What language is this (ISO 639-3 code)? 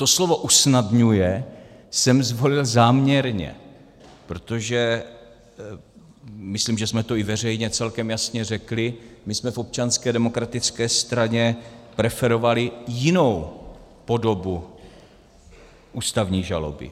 ces